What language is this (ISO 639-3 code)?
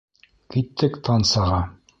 bak